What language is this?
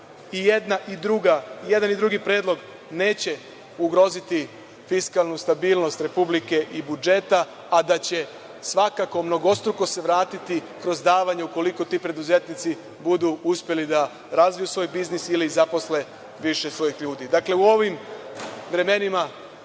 Serbian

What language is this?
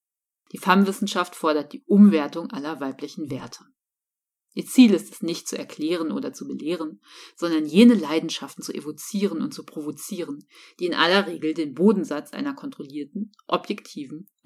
German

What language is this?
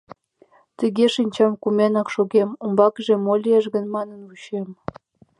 Mari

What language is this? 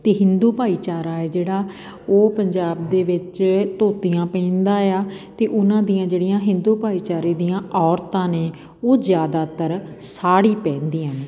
Punjabi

